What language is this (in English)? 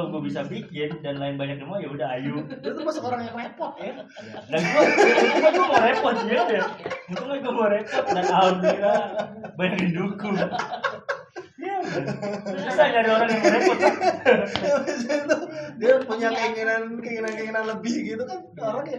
Indonesian